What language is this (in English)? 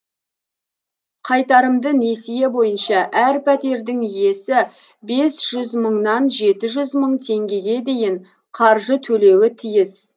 Kazakh